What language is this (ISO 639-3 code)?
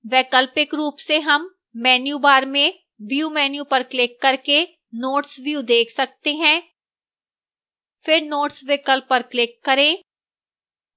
hin